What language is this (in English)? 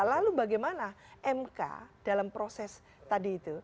Indonesian